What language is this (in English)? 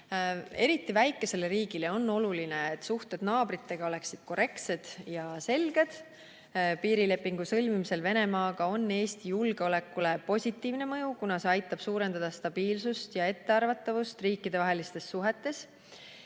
Estonian